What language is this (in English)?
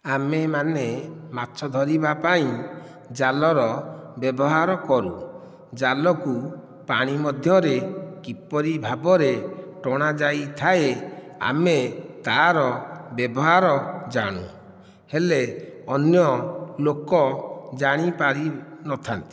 Odia